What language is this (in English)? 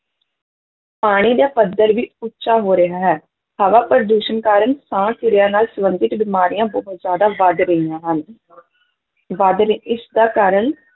Punjabi